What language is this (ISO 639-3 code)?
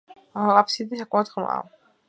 kat